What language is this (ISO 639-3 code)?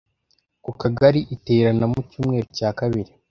kin